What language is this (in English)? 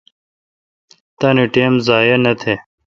Kalkoti